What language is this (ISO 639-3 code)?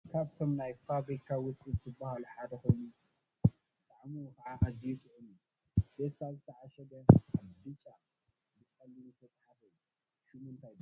tir